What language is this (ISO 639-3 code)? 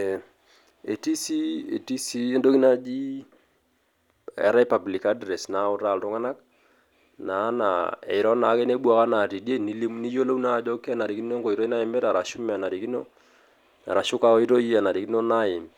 mas